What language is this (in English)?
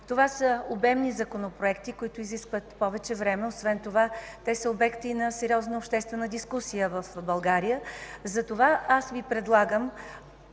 Bulgarian